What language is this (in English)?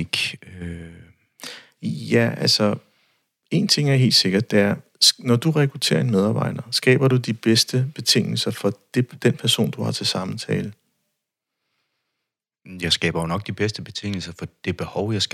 Danish